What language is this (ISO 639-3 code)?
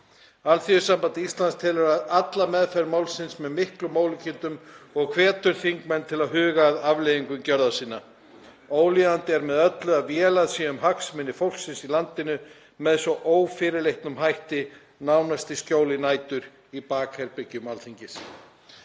isl